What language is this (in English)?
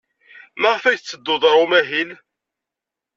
Kabyle